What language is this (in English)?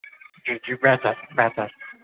Urdu